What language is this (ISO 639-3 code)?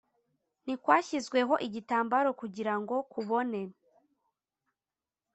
kin